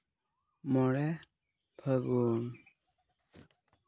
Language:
Santali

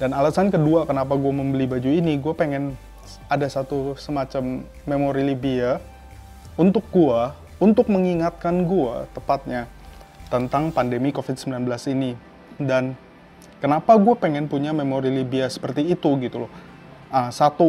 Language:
Indonesian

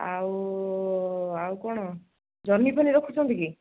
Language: Odia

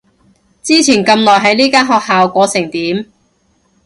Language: Cantonese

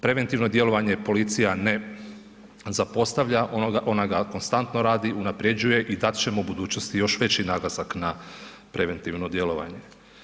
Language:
Croatian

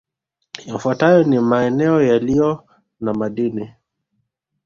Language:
Swahili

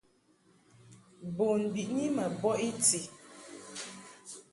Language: Mungaka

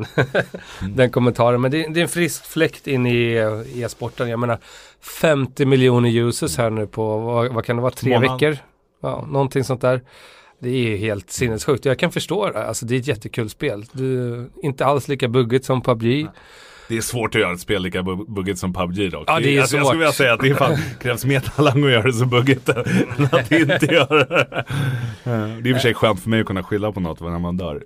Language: Swedish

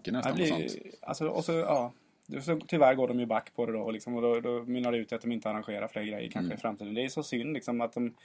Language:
Swedish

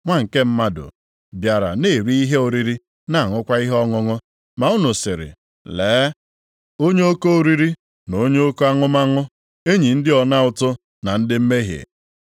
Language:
Igbo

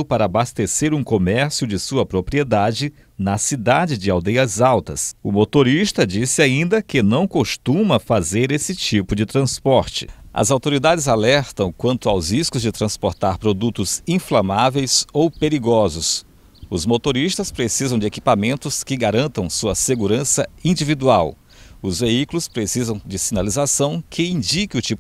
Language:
Portuguese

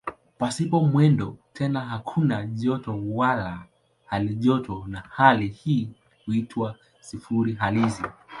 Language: Swahili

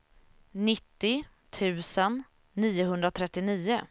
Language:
Swedish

